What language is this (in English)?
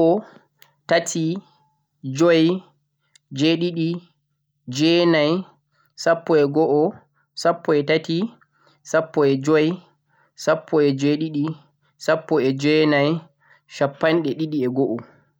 Central-Eastern Niger Fulfulde